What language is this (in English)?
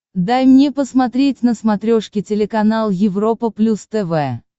Russian